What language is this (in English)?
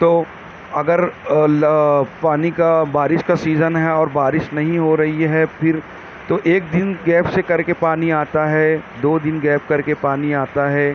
Urdu